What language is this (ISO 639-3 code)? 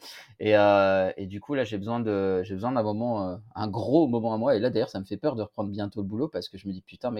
fra